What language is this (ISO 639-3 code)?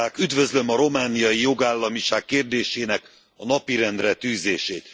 hun